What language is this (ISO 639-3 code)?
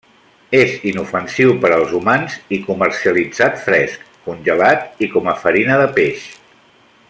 cat